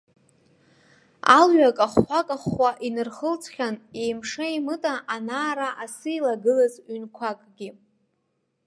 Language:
Abkhazian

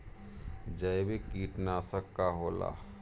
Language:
Bhojpuri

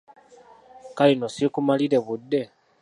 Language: Ganda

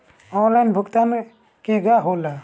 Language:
Bhojpuri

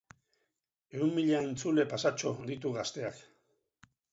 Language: Basque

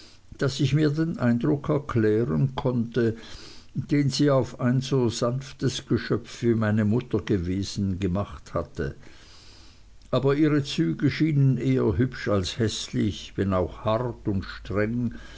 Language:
German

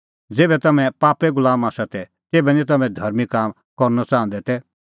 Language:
Kullu Pahari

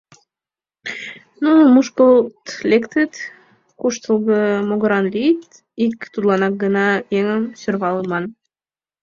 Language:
Mari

